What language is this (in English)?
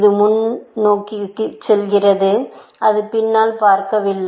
Tamil